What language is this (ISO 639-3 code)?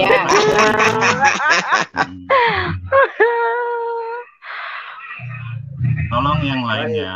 ind